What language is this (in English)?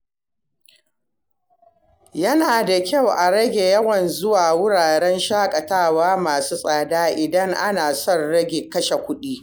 Hausa